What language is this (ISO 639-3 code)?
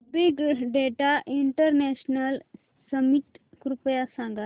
mar